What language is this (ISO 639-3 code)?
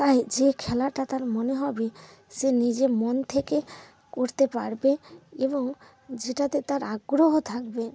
ben